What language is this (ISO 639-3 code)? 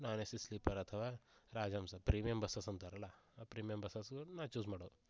kan